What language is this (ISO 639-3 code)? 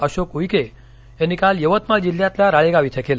mar